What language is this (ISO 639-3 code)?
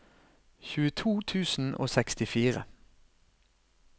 nor